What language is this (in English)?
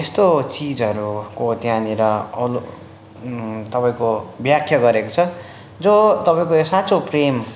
Nepali